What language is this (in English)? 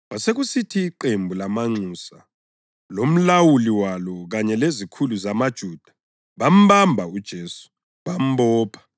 North Ndebele